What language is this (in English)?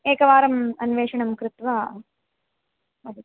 Sanskrit